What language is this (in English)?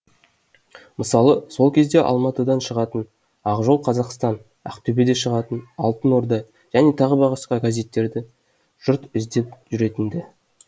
Kazakh